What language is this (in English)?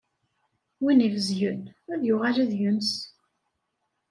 Kabyle